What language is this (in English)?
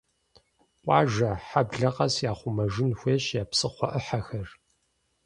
Kabardian